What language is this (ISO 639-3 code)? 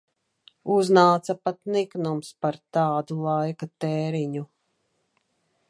lav